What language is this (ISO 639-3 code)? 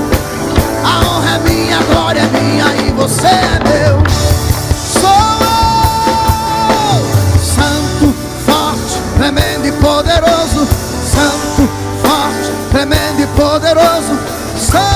por